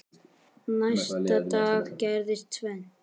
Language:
Icelandic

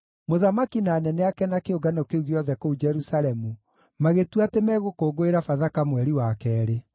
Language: Kikuyu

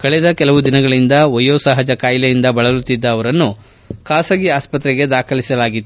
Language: Kannada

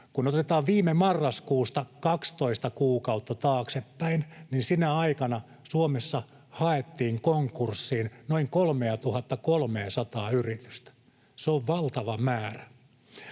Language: Finnish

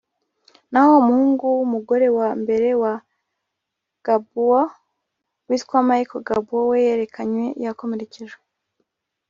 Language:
Kinyarwanda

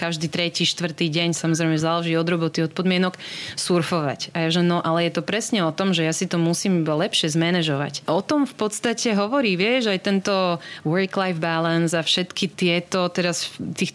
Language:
Slovak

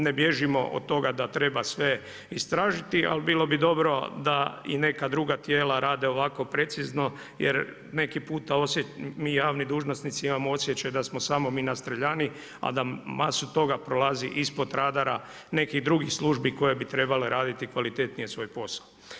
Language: Croatian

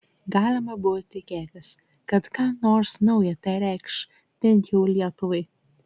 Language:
Lithuanian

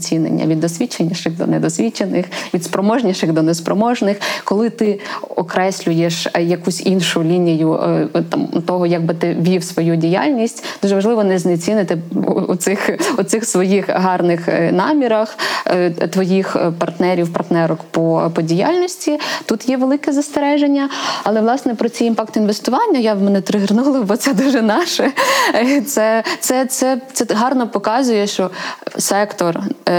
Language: Ukrainian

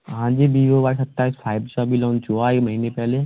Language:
Hindi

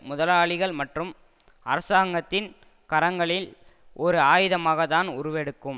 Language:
Tamil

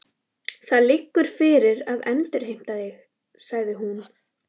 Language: Icelandic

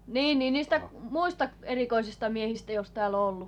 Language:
Finnish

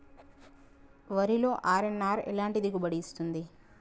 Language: Telugu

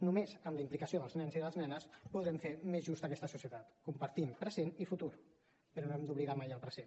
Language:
Catalan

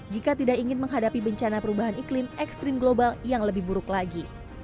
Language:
Indonesian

